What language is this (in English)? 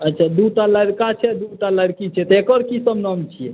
Maithili